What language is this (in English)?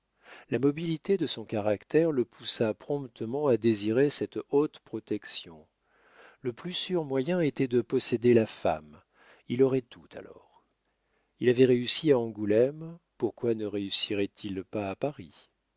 French